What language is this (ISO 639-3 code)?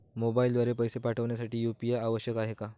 mar